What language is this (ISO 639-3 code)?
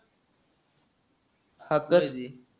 mar